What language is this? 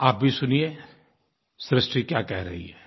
Hindi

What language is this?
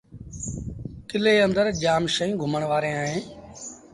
Sindhi Bhil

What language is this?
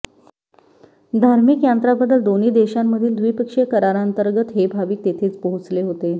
Marathi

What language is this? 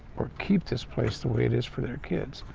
English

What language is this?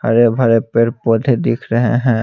Hindi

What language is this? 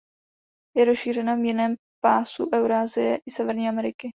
Czech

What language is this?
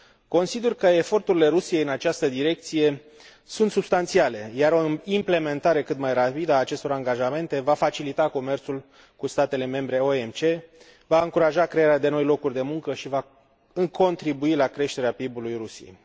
Romanian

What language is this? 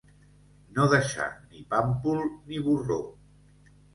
Catalan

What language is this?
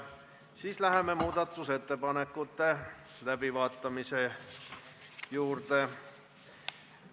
Estonian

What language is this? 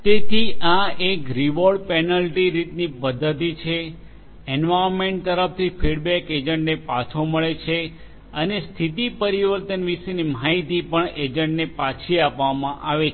Gujarati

